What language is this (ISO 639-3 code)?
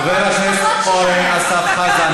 heb